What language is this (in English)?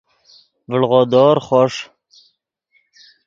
Yidgha